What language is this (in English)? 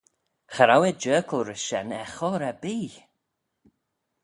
Manx